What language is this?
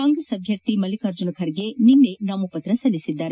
Kannada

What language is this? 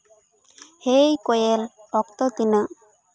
Santali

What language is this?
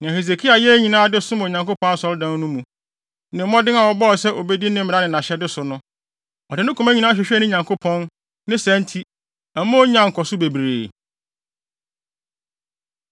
Akan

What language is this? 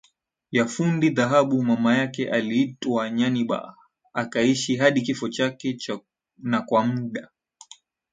Swahili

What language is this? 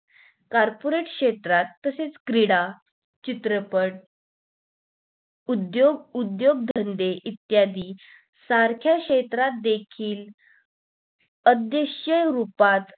Marathi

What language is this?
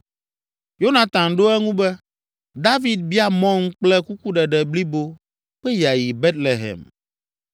Ewe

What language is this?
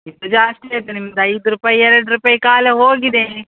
Kannada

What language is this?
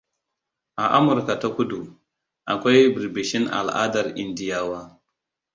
Hausa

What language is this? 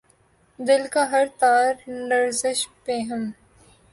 Urdu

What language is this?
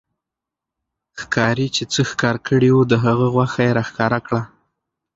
Pashto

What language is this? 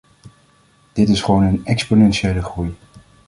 Dutch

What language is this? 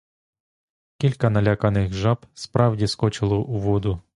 Ukrainian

